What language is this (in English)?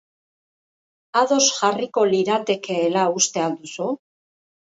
Basque